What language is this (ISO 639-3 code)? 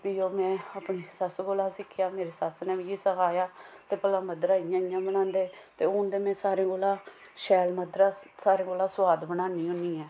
doi